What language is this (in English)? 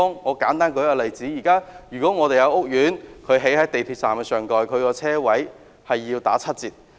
Cantonese